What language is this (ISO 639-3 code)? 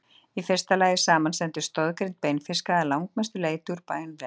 isl